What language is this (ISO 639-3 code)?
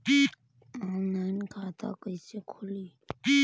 bho